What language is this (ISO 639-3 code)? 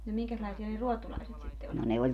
fin